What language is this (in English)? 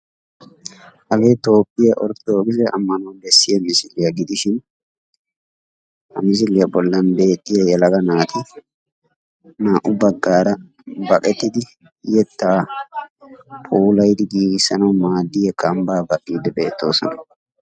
Wolaytta